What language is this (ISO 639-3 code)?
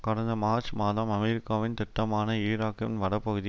tam